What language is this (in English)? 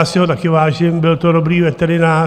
Czech